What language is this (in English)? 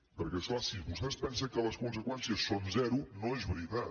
Catalan